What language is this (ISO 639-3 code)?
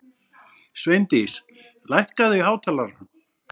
isl